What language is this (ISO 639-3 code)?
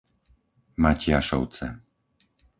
slk